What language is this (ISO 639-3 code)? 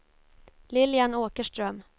swe